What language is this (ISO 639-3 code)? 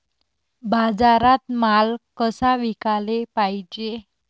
mar